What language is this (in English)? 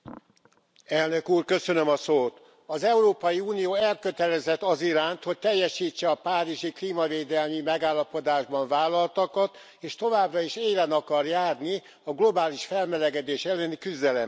Hungarian